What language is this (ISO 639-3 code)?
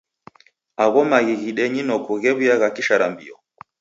dav